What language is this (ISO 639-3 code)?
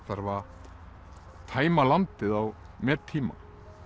isl